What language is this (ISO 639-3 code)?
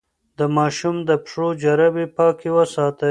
pus